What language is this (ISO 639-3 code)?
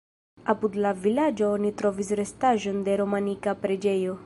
epo